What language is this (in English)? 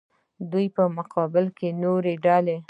Pashto